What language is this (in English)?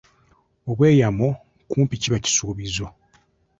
Ganda